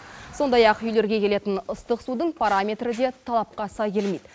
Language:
Kazakh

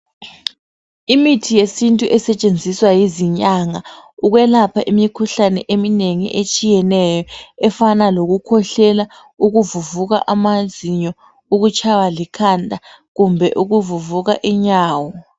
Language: North Ndebele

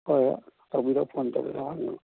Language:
Manipuri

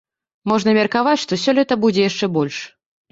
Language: Belarusian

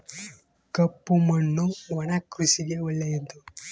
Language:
Kannada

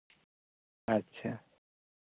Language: Santali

